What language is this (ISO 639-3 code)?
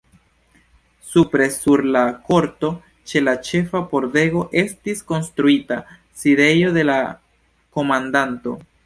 epo